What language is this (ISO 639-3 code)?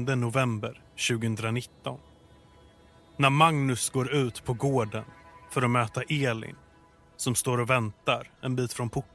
swe